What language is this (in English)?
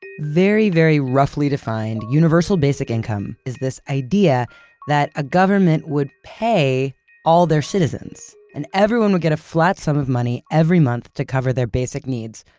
English